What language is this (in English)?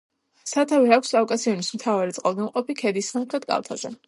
Georgian